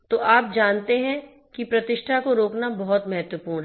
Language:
Hindi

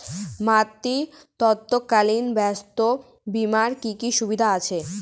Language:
Bangla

